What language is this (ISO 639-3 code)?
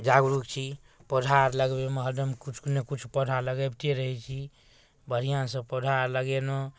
mai